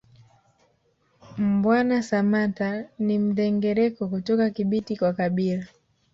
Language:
Swahili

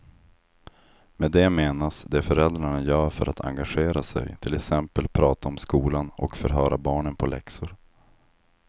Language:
Swedish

